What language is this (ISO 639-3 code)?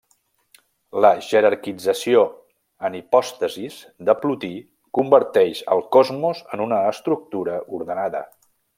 cat